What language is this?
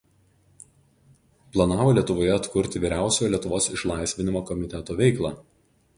Lithuanian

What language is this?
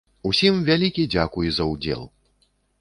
Belarusian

